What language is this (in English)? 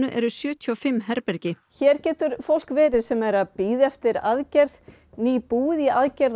Icelandic